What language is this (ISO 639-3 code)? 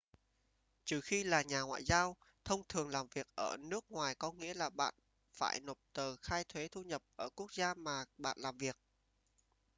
vie